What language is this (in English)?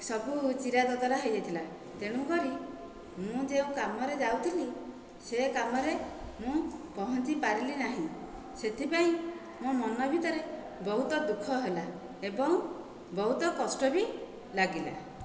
Odia